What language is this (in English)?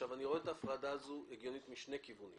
Hebrew